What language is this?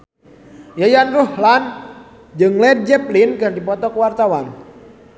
Sundanese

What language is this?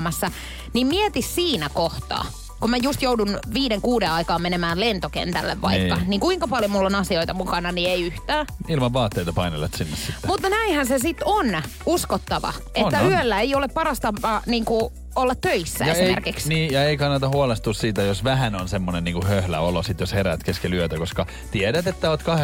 Finnish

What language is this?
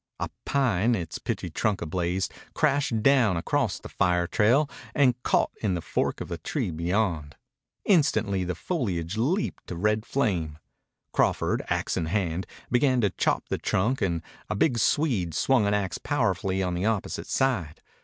English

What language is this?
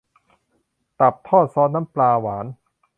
Thai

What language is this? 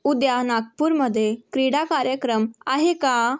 Marathi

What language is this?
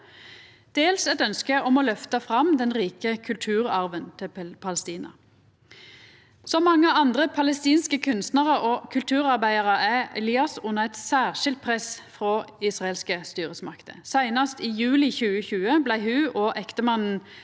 Norwegian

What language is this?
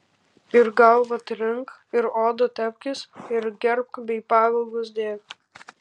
Lithuanian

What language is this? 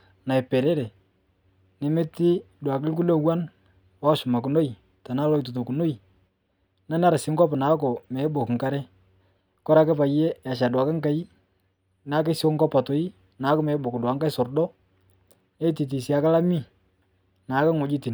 Masai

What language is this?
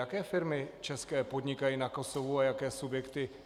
Czech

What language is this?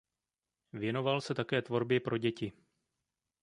Czech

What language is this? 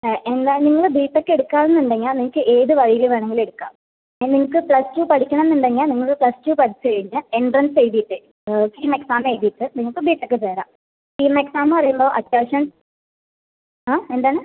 Malayalam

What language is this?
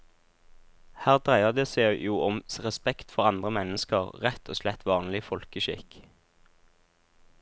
Norwegian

